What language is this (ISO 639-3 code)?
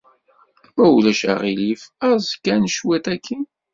kab